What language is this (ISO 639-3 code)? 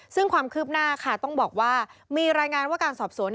tha